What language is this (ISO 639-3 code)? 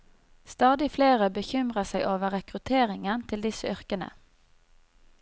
nor